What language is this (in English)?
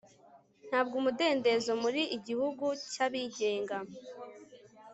Kinyarwanda